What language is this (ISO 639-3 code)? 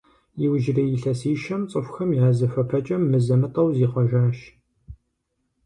kbd